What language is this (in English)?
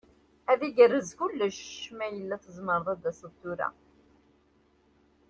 Kabyle